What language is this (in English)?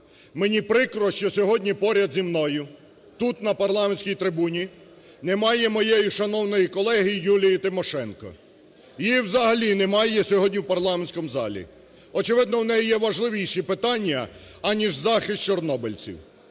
Ukrainian